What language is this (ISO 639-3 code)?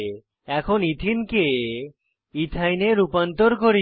ben